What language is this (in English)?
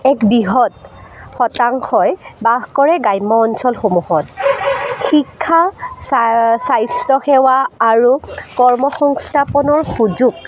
Assamese